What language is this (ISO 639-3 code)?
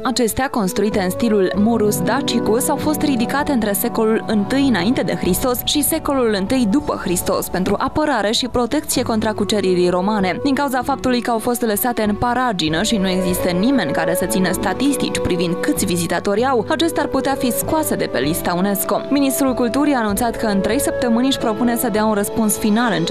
ron